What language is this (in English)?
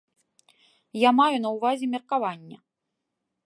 Belarusian